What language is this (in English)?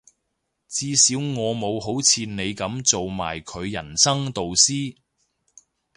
Cantonese